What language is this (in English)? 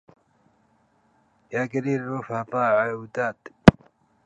Arabic